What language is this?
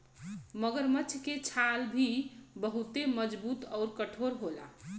Bhojpuri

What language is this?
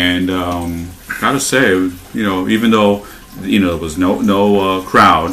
English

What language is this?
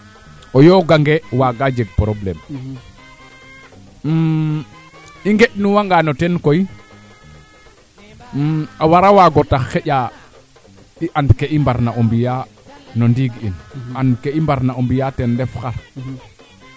Serer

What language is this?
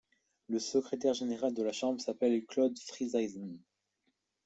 French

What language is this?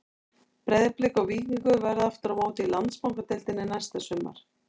Icelandic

